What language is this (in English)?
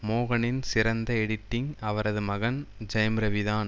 Tamil